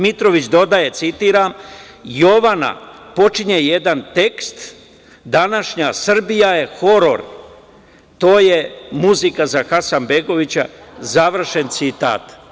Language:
Serbian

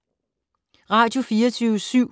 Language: Danish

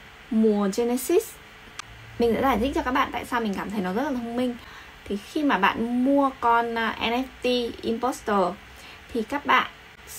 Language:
Vietnamese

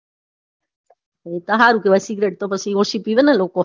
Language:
Gujarati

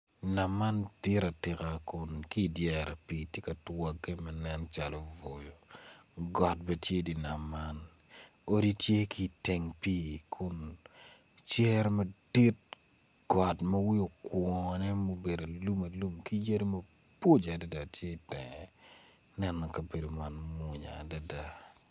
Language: Acoli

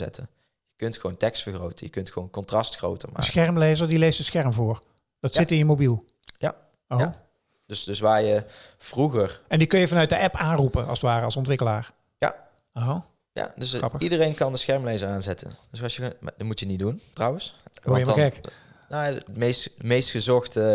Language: Dutch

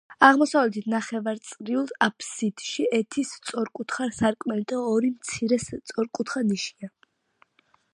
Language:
Georgian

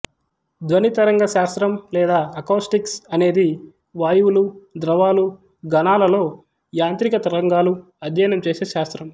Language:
Telugu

